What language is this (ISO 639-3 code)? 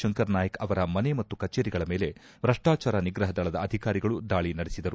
kan